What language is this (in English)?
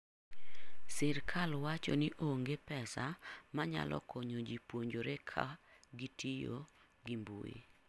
Luo (Kenya and Tanzania)